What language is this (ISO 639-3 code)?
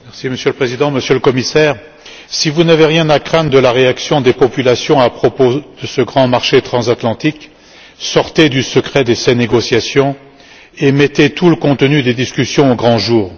fra